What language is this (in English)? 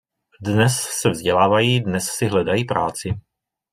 Czech